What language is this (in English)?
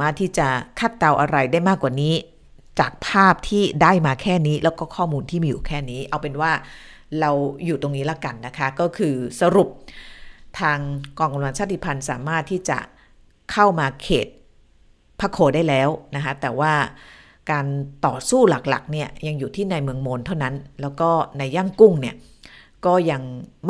Thai